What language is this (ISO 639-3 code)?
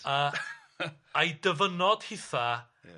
cym